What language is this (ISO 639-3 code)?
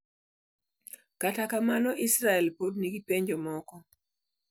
luo